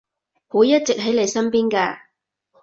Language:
Cantonese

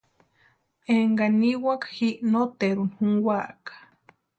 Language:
Western Highland Purepecha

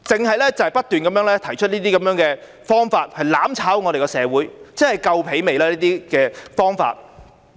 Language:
Cantonese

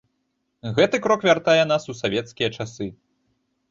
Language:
Belarusian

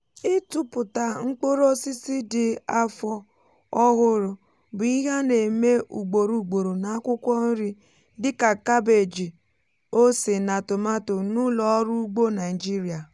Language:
Igbo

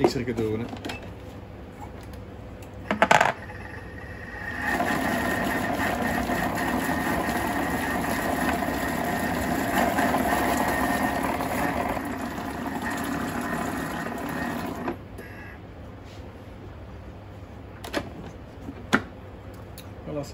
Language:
Dutch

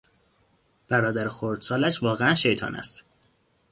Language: Persian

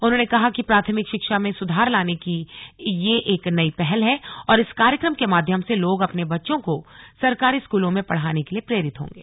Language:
Hindi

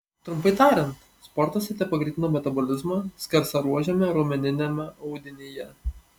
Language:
Lithuanian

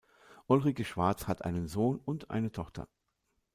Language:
German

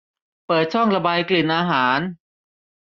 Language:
Thai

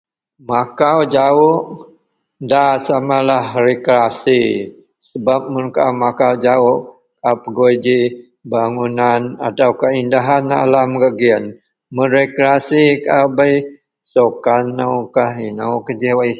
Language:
Central Melanau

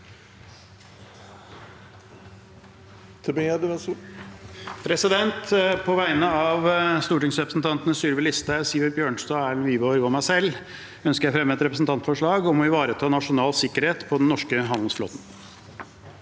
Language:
Norwegian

